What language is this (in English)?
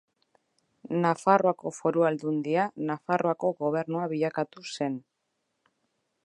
Basque